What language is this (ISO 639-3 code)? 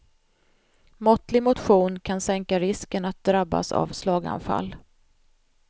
swe